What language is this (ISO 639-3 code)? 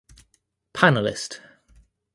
eng